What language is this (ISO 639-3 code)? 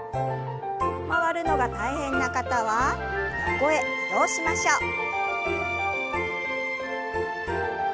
jpn